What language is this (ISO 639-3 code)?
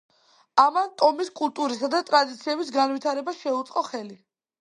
kat